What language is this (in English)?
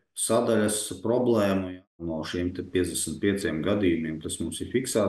Latvian